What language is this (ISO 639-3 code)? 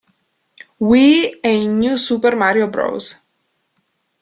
ita